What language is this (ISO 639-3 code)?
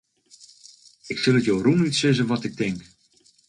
fry